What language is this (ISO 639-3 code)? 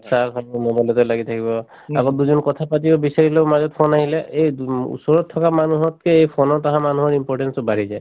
asm